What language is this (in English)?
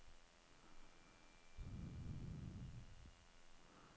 Danish